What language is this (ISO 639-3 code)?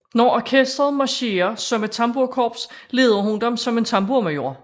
dan